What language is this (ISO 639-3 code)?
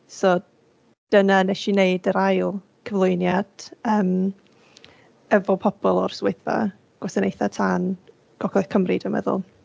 cym